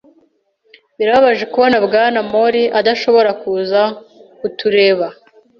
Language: Kinyarwanda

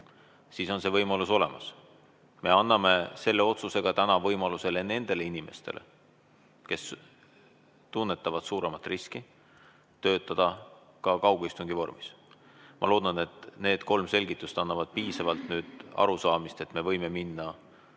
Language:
Estonian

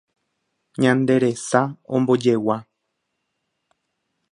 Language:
Guarani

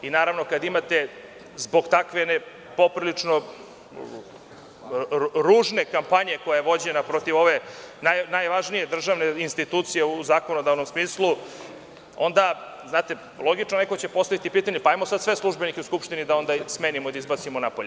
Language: Serbian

